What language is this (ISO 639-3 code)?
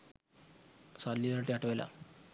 sin